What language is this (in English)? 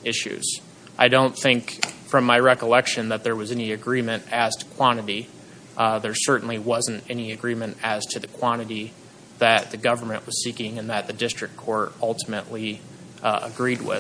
English